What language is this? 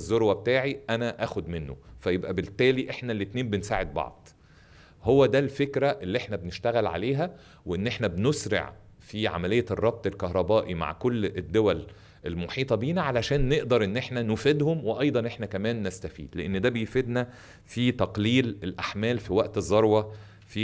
Arabic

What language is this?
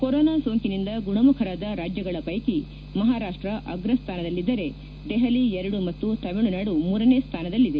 Kannada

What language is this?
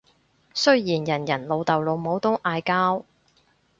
Cantonese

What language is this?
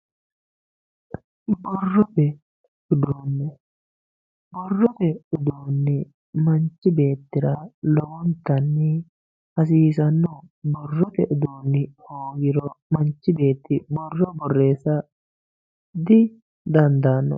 Sidamo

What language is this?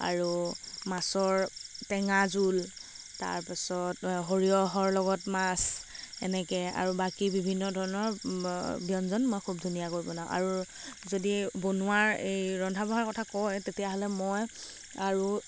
Assamese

